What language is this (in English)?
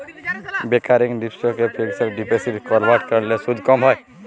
Bangla